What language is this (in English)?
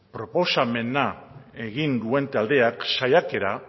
Basque